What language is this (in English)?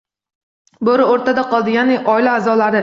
Uzbek